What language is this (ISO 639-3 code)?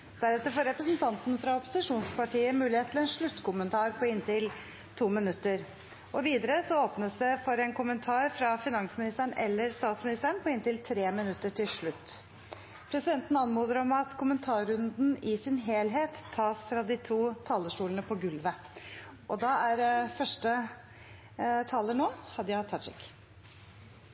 nor